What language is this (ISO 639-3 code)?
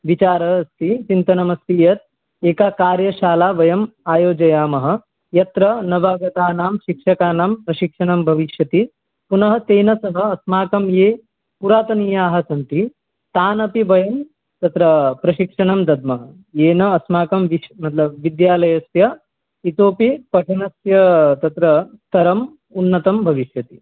san